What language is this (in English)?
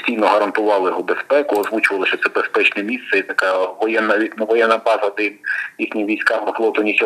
Ukrainian